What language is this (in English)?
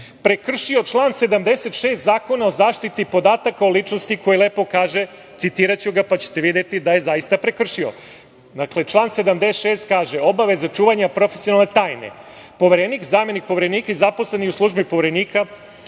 Serbian